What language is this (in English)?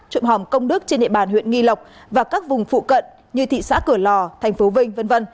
Vietnamese